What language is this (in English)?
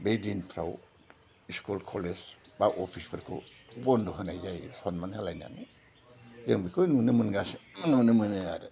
Bodo